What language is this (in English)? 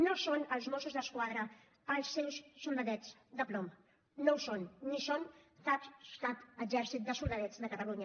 Catalan